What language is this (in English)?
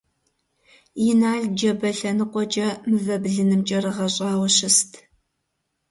Kabardian